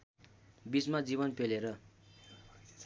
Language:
Nepali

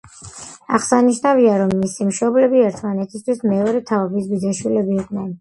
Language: Georgian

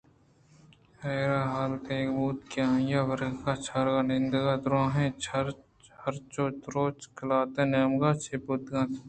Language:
Eastern Balochi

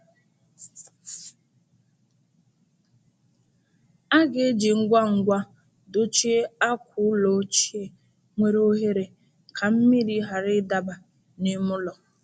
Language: Igbo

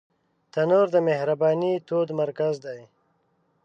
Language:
Pashto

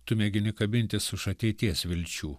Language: Lithuanian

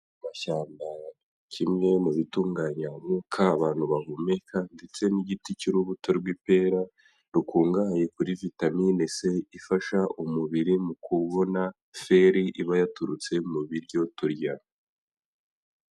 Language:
Kinyarwanda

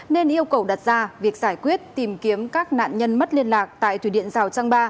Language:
Vietnamese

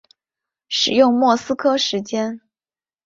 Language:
Chinese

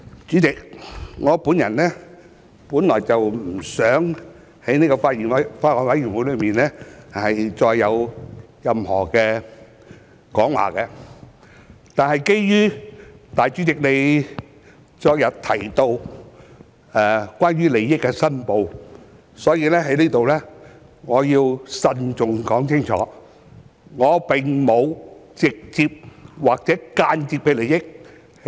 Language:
Cantonese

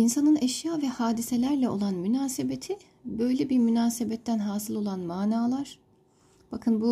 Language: Turkish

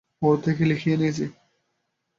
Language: Bangla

